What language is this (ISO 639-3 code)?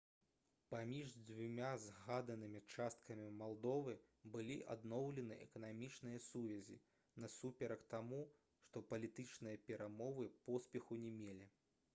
bel